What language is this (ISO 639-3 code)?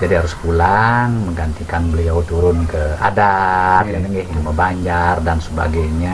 ind